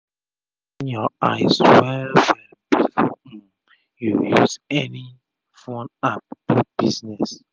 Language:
Nigerian Pidgin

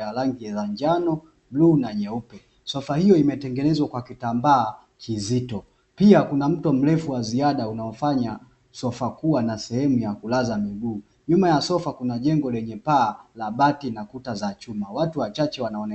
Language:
Swahili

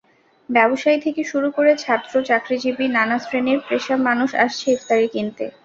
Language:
Bangla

